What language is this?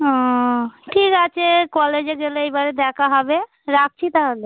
Bangla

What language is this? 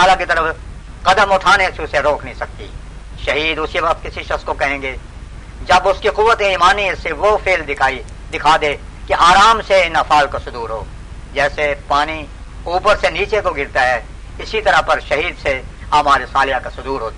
Urdu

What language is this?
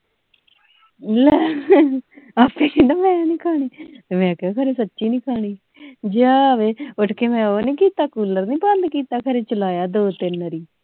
Punjabi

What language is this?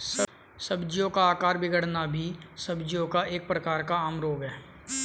Hindi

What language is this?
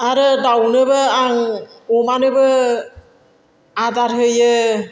Bodo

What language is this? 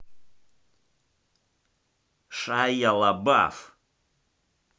Russian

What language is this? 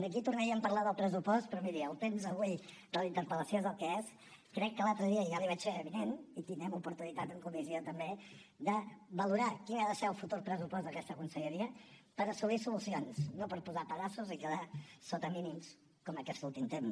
Catalan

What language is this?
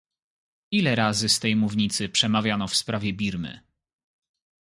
Polish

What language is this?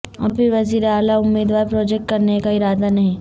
Urdu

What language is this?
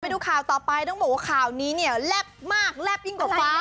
Thai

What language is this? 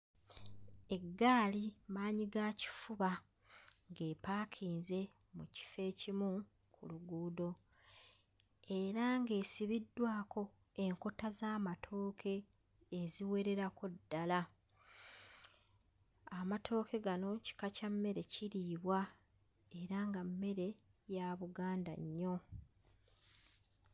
Ganda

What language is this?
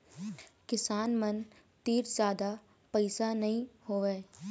Chhattisgarhi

